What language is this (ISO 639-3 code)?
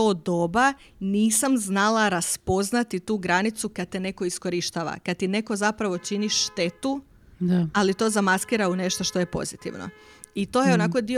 hrv